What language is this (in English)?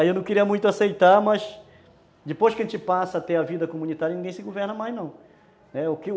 Portuguese